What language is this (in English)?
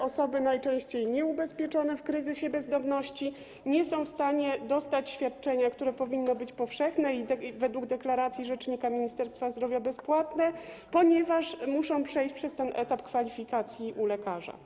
Polish